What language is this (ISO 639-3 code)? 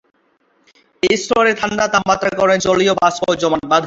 ben